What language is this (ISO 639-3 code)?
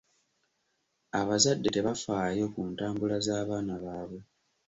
lug